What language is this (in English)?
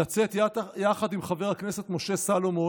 Hebrew